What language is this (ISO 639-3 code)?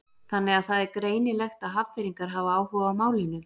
isl